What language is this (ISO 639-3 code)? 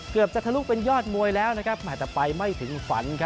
tha